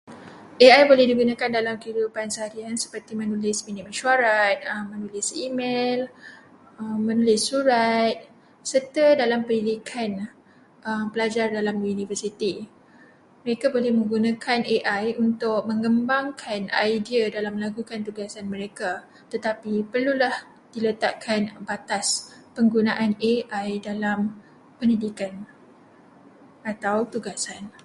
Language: Malay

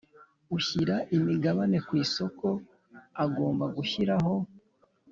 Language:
Kinyarwanda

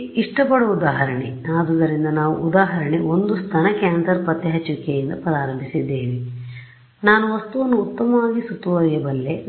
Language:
Kannada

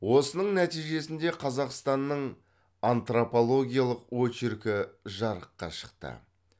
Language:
Kazakh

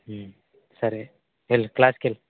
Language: Telugu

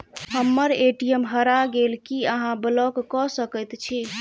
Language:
Maithili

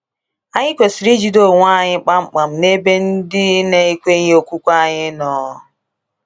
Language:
Igbo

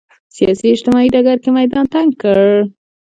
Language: Pashto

